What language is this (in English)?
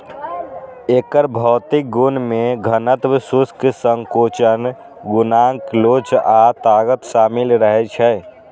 Maithili